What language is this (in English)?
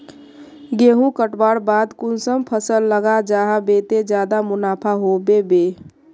Magahi